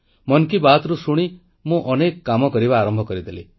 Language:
Odia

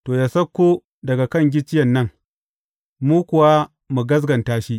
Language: Hausa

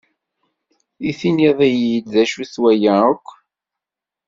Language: Kabyle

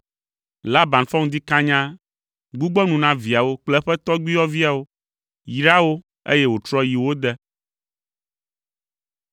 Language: Ewe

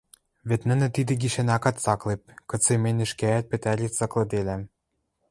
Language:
Western Mari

